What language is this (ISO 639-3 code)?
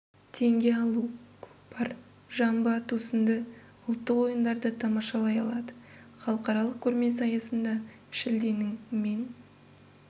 kaz